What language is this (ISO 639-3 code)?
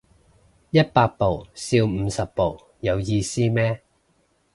yue